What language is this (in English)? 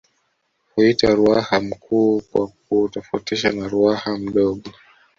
Swahili